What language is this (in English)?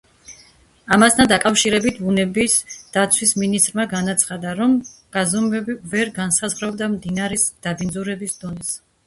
Georgian